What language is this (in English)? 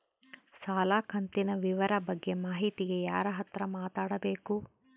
Kannada